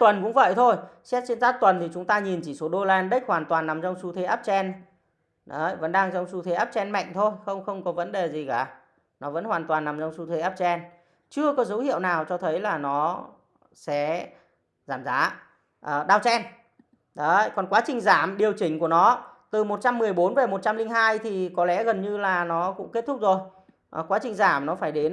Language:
Vietnamese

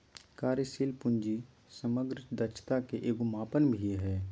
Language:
Magahi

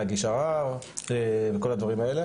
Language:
Hebrew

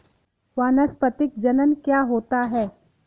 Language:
Hindi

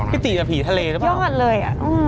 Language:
Thai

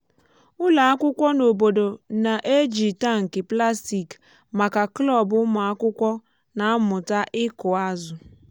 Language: Igbo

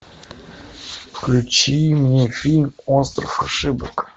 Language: Russian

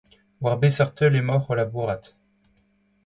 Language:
Breton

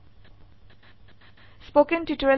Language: Assamese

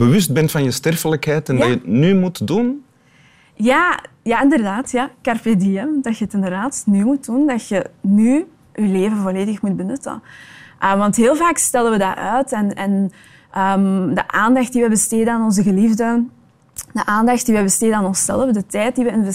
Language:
Dutch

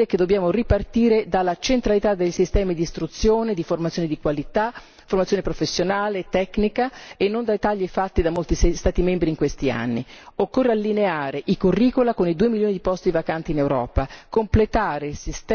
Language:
Italian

